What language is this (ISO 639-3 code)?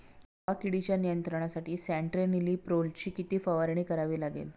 mar